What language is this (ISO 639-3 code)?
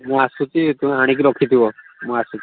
ori